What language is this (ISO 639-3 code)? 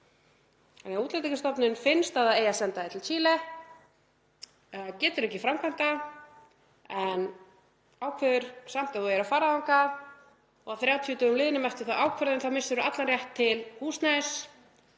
isl